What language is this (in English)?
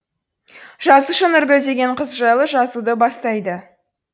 Kazakh